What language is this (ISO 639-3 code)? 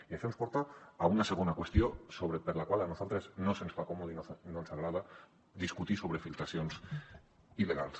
cat